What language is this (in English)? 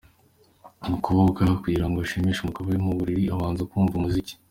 Kinyarwanda